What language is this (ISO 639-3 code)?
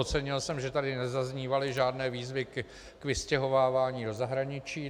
ces